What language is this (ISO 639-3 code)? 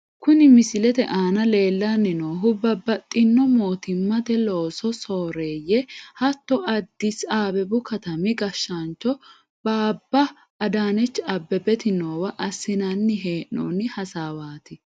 sid